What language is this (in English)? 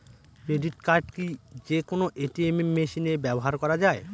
Bangla